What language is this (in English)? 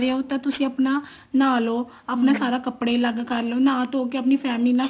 Punjabi